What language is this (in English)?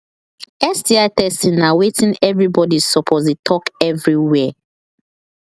Nigerian Pidgin